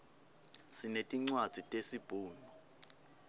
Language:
Swati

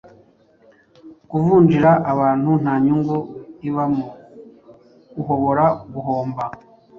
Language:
Kinyarwanda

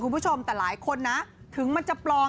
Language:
Thai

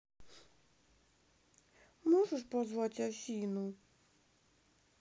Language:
Russian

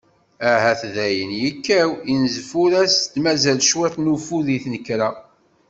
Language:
Kabyle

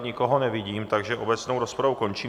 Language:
Czech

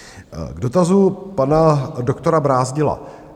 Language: Czech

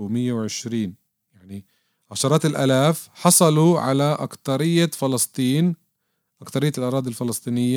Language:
Arabic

